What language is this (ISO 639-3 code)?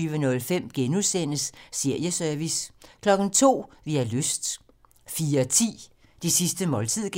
dan